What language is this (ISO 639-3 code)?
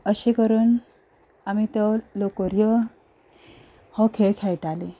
kok